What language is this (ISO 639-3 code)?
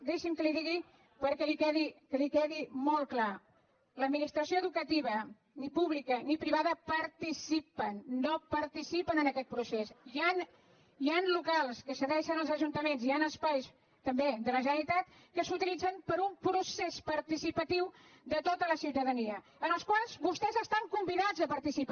cat